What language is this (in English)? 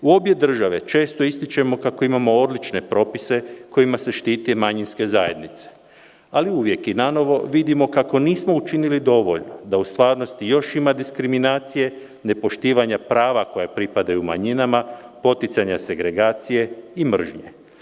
Serbian